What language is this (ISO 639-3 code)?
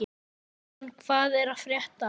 isl